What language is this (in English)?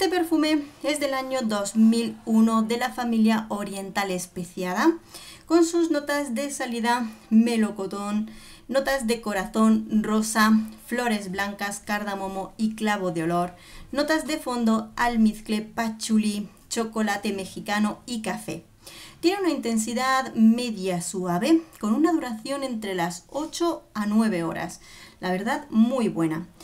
Spanish